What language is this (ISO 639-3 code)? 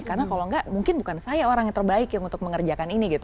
ind